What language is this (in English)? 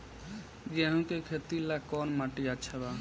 Bhojpuri